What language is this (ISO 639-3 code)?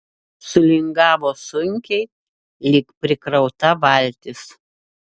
lit